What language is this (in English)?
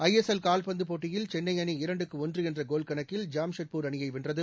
Tamil